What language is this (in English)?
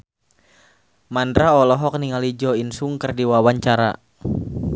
Sundanese